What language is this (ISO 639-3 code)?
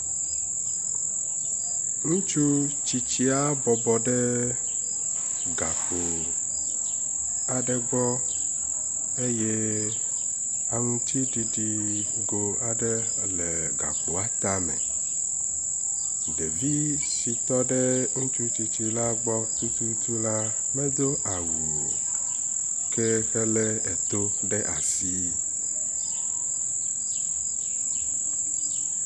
ewe